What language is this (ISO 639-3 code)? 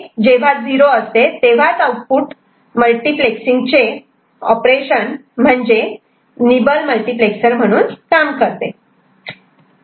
mar